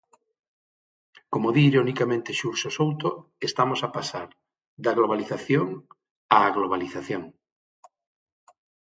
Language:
Galician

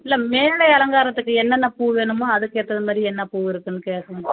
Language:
Tamil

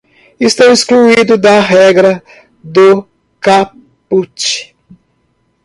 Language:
Portuguese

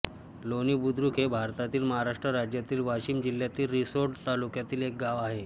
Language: Marathi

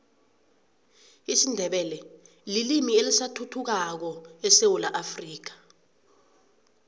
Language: South Ndebele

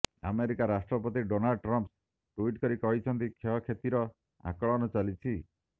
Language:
Odia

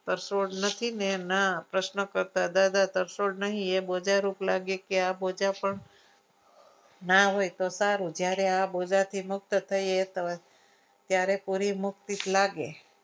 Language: Gujarati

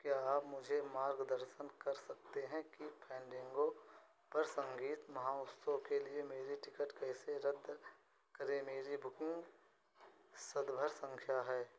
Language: Hindi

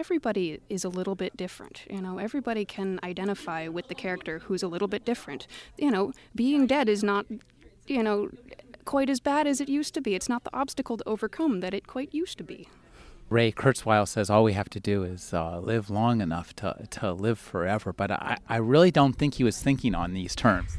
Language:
English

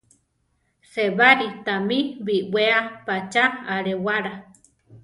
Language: Central Tarahumara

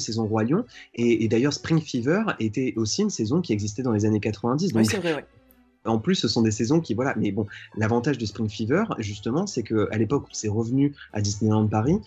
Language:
French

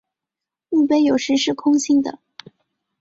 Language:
Chinese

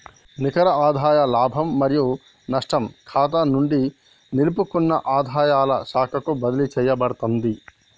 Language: Telugu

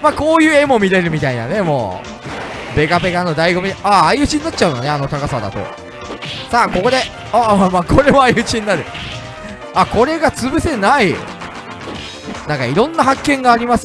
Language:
Japanese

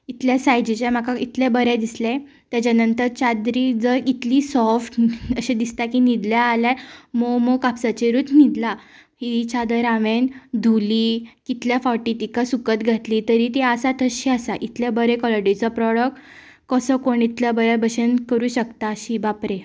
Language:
Konkani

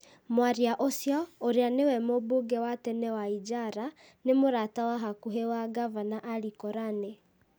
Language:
Kikuyu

